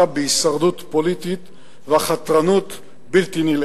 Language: Hebrew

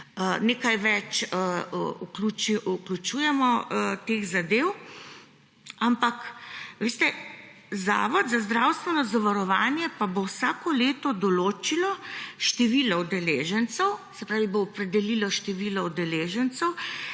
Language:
Slovenian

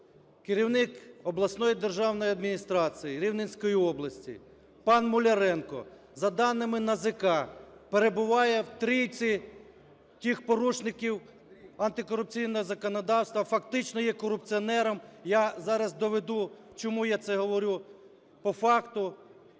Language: Ukrainian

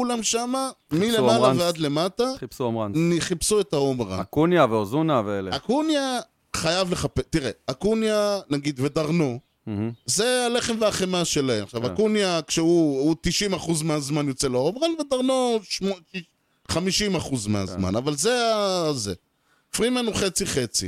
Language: Hebrew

